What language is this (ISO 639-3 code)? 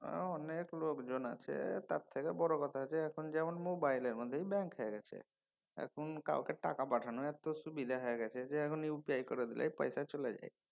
ben